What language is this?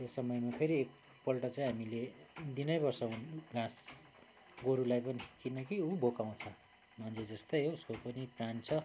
Nepali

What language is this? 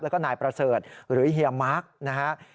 Thai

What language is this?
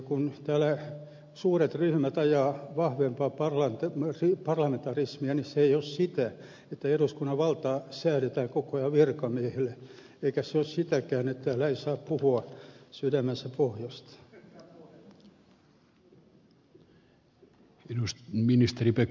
Finnish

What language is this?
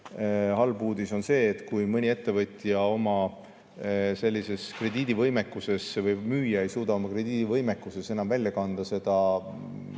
Estonian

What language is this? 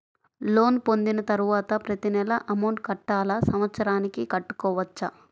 Telugu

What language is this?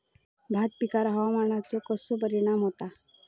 Marathi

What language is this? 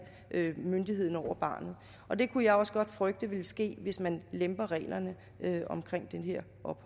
Danish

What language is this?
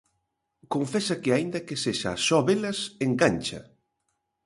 Galician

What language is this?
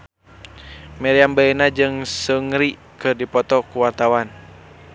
Sundanese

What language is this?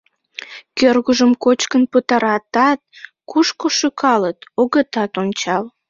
Mari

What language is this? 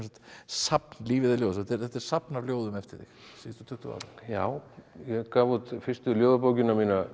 Icelandic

